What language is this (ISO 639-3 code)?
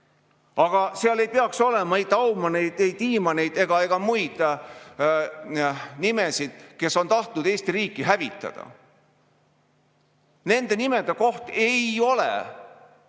est